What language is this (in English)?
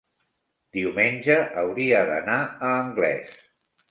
Catalan